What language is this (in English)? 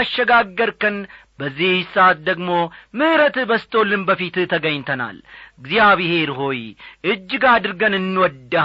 Amharic